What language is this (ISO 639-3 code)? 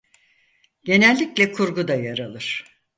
tur